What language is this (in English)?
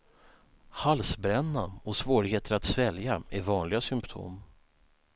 Swedish